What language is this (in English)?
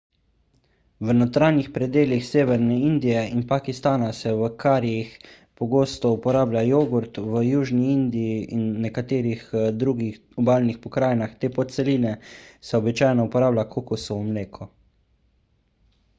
Slovenian